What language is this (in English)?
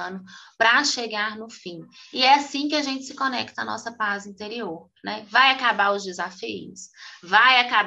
Portuguese